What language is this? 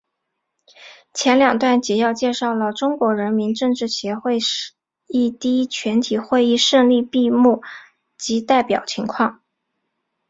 Chinese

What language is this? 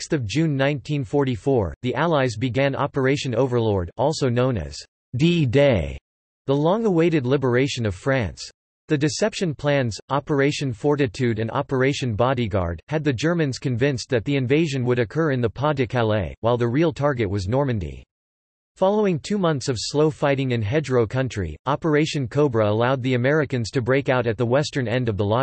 English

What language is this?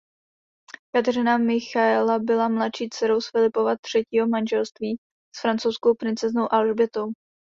Czech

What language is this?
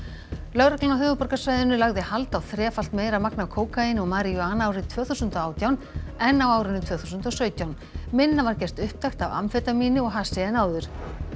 Icelandic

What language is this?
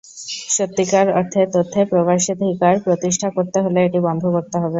Bangla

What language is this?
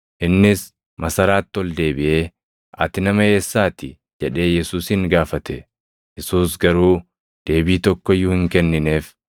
Oromo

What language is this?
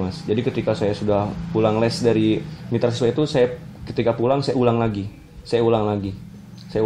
Indonesian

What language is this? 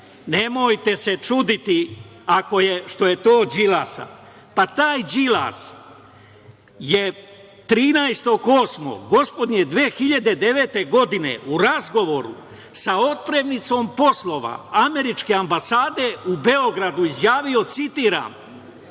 Serbian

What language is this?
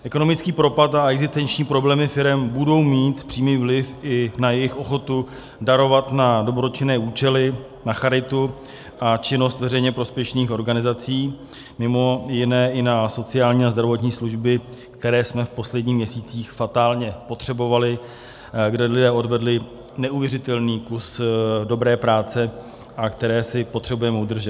Czech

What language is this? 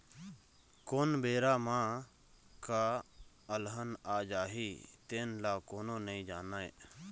Chhattisgarhi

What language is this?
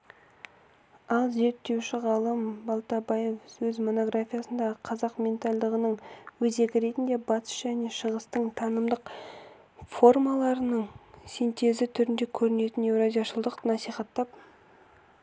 Kazakh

